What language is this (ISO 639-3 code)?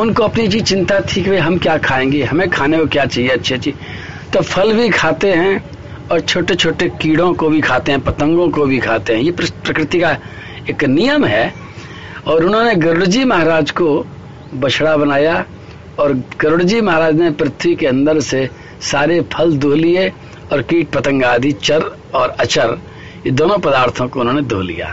hin